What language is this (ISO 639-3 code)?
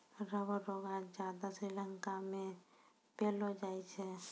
mai